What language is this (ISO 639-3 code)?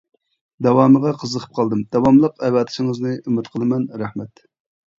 uig